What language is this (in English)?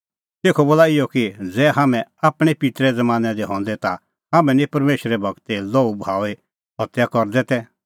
Kullu Pahari